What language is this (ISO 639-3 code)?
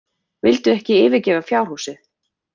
isl